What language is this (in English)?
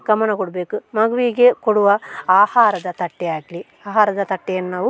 Kannada